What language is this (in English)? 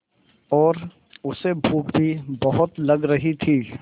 Hindi